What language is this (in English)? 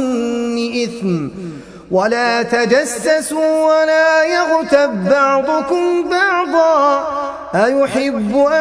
Arabic